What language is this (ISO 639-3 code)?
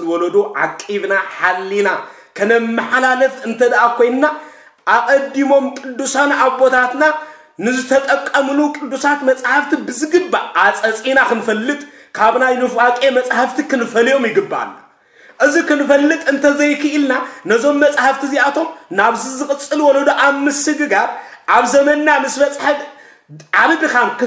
ara